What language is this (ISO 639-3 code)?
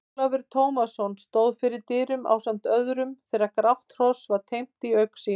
isl